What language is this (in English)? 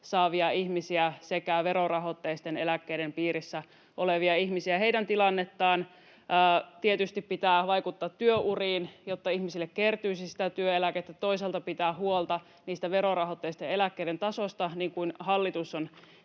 Finnish